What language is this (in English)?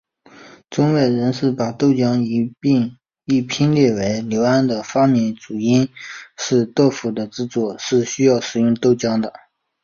Chinese